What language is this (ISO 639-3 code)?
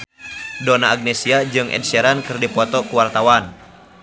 sun